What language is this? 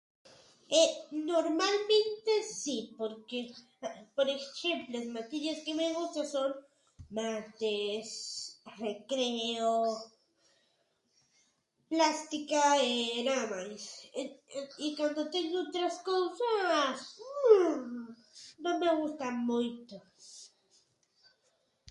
Galician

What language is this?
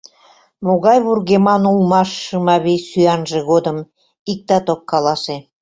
Mari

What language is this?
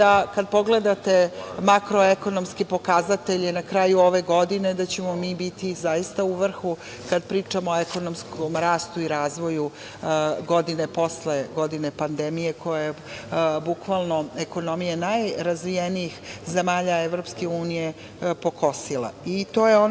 Serbian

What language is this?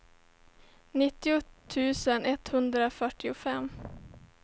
Swedish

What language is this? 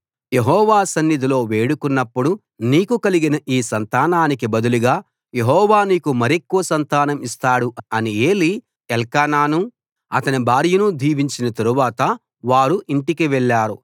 Telugu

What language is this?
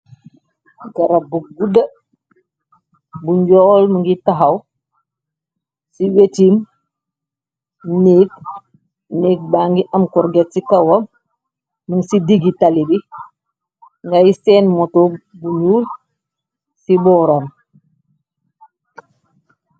Wolof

